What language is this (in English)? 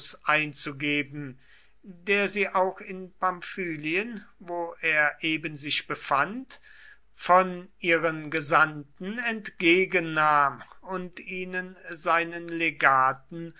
German